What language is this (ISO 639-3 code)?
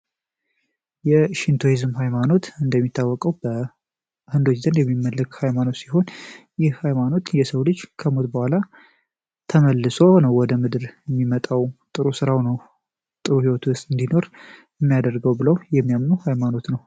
amh